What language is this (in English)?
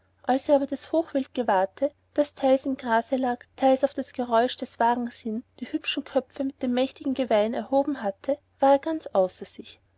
German